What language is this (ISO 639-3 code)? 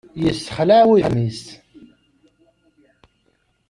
kab